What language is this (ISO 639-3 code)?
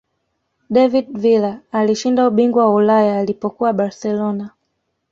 swa